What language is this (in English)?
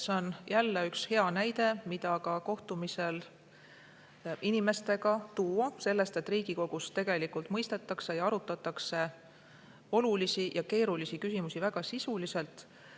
Estonian